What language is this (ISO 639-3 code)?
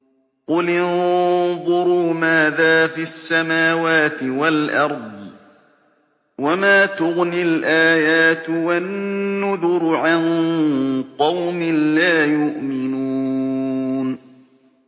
ara